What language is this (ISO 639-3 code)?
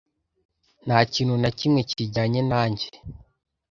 kin